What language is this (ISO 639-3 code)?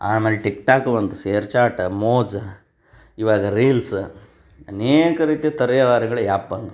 kan